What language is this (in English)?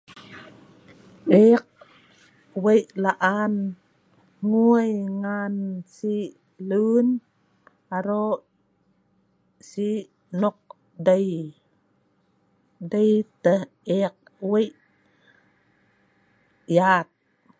Sa'ban